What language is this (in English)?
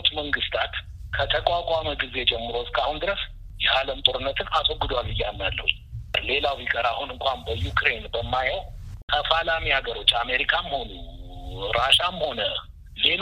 Amharic